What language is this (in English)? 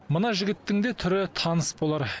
Kazakh